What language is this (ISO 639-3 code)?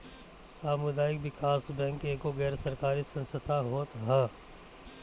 bho